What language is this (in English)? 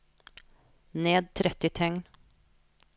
Norwegian